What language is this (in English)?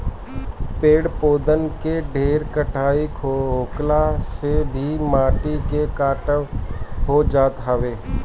Bhojpuri